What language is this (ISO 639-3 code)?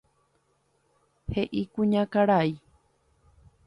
grn